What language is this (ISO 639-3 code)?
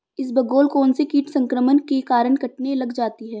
hin